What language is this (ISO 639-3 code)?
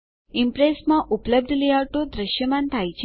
guj